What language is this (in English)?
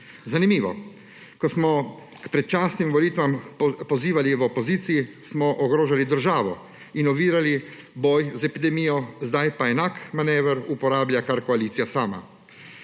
Slovenian